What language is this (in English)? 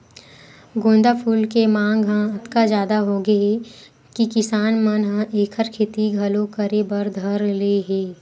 Chhattisgarhi